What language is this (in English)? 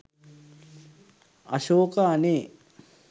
Sinhala